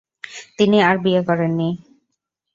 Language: Bangla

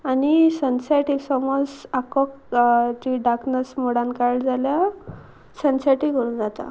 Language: Konkani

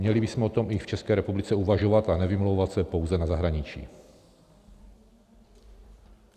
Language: Czech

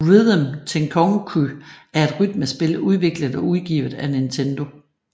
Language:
Danish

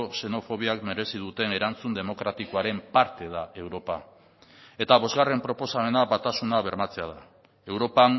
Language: Basque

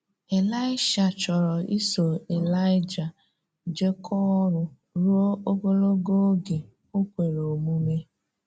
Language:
Igbo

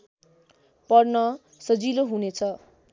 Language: Nepali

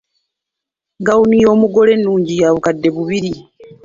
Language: Ganda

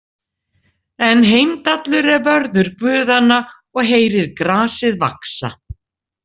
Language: Icelandic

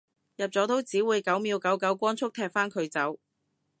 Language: Cantonese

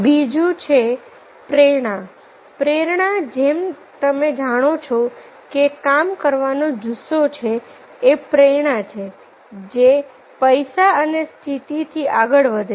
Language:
Gujarati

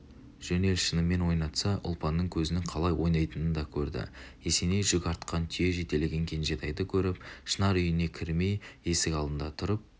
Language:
Kazakh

